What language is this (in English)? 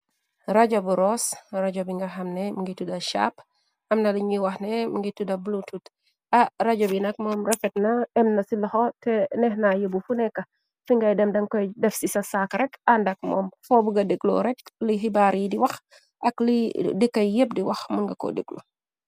Wolof